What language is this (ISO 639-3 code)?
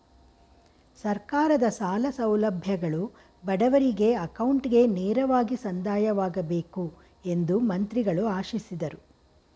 kan